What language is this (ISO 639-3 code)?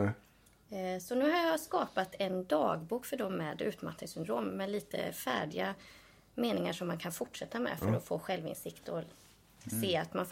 swe